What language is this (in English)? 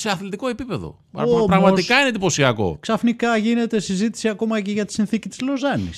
Greek